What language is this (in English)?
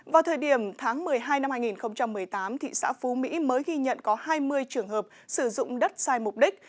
Vietnamese